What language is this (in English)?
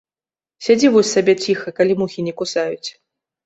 Belarusian